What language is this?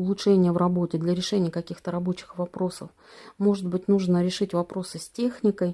Russian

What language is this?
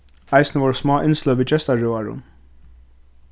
Faroese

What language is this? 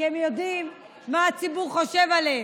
Hebrew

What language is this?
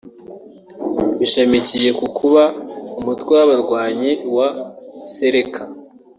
Kinyarwanda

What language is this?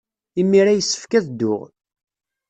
Kabyle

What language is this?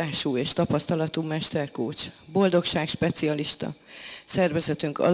Hungarian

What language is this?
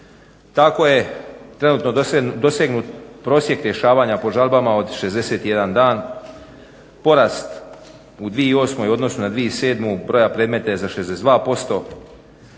Croatian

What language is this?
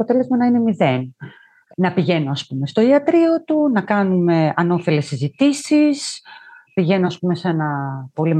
Greek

